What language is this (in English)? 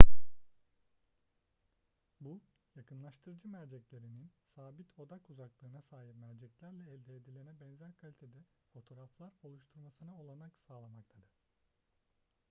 Turkish